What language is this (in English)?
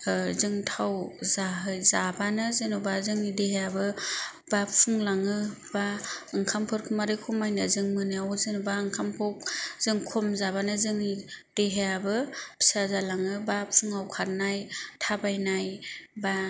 Bodo